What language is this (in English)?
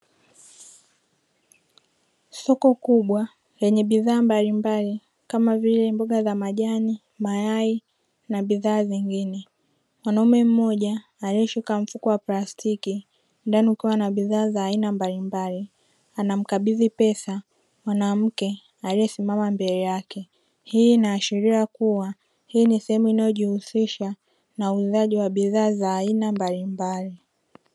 Swahili